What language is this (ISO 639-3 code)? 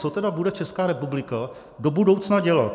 ces